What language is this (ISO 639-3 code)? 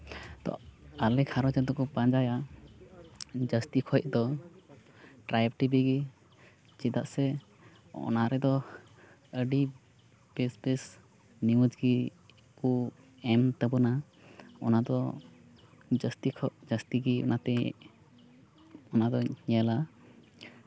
sat